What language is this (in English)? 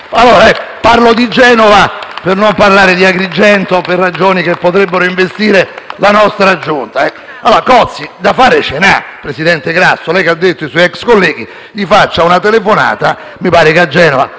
Italian